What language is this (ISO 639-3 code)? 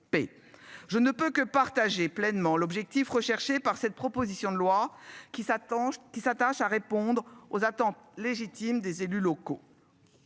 fra